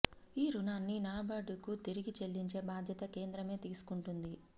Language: Telugu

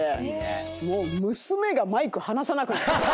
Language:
Japanese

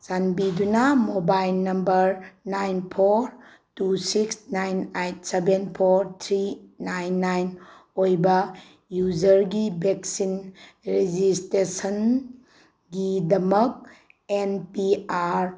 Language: Manipuri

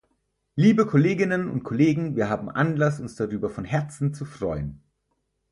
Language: German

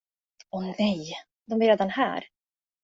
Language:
Swedish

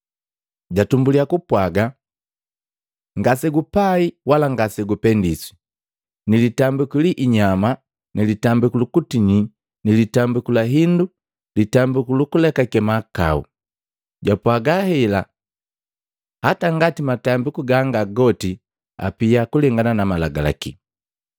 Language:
Matengo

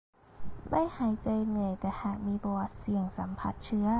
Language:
Thai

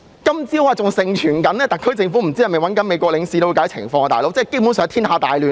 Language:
Cantonese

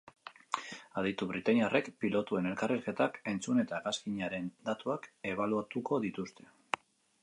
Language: Basque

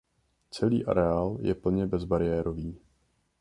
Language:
Czech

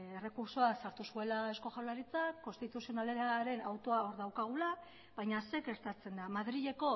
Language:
Basque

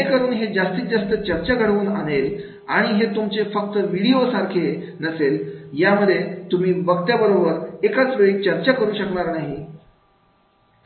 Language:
Marathi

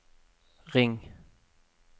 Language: Norwegian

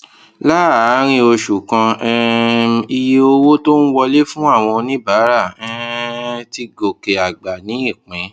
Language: Yoruba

